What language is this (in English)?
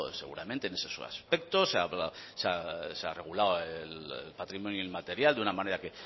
Spanish